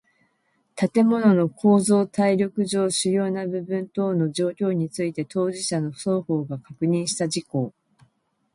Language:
Japanese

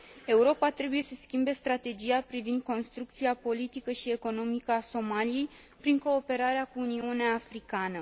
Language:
Romanian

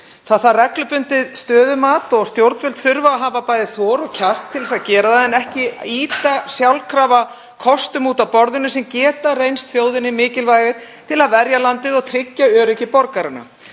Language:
Icelandic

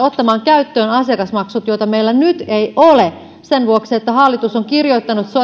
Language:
Finnish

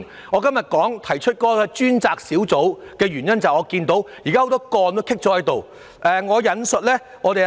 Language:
Cantonese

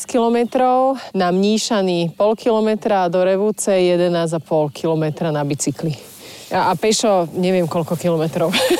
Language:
Slovak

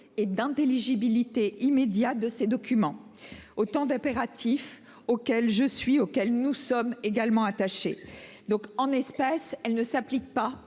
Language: French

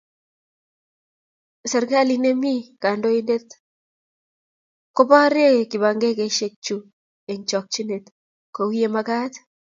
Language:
Kalenjin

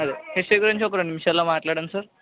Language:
Telugu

